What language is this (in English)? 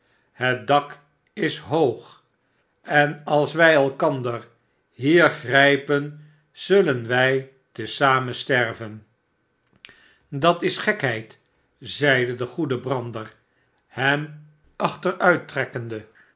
Dutch